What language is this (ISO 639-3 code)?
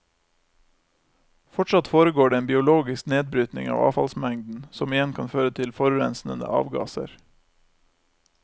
nor